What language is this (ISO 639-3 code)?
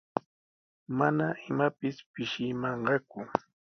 qws